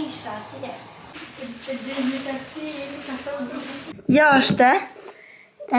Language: Romanian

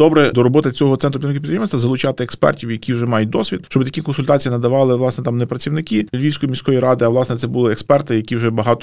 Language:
Ukrainian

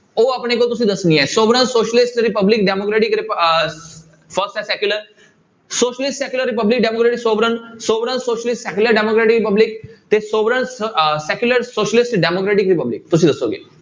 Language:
Punjabi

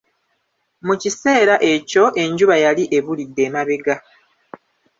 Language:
Ganda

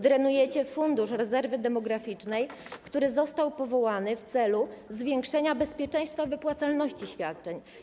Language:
Polish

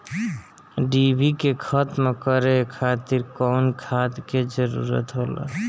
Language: Bhojpuri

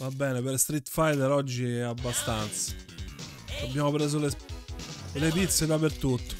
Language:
Italian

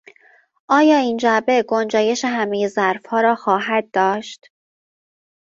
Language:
Persian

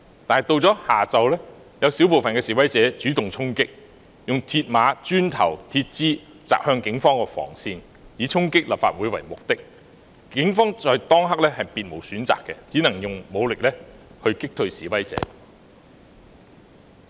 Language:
Cantonese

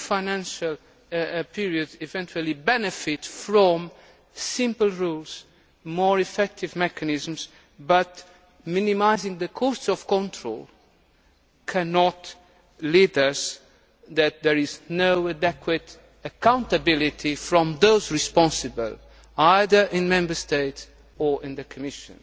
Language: English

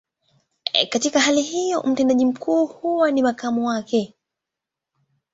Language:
Swahili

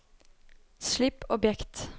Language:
Norwegian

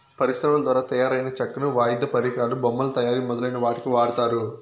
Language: Telugu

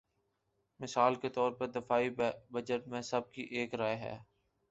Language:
Urdu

